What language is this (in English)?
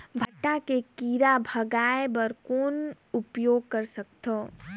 Chhattisgarhi